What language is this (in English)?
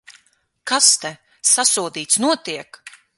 Latvian